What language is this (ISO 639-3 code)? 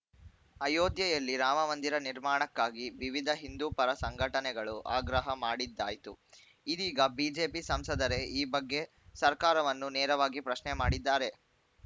kan